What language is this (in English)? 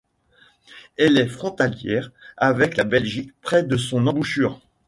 French